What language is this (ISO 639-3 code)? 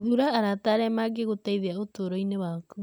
kik